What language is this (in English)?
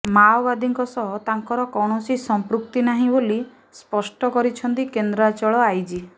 Odia